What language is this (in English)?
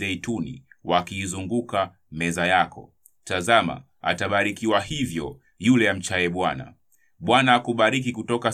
Swahili